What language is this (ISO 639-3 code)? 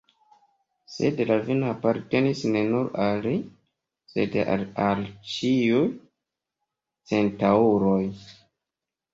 epo